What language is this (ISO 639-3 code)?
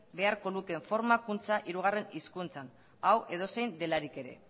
eus